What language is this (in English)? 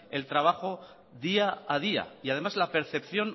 Spanish